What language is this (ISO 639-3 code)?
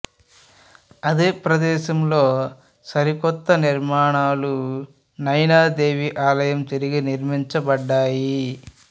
tel